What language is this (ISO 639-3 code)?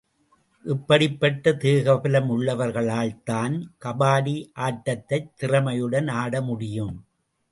tam